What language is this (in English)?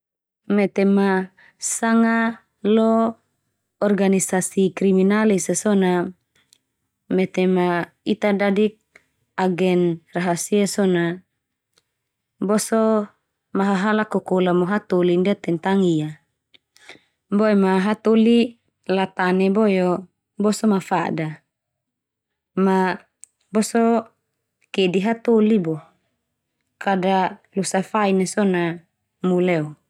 Termanu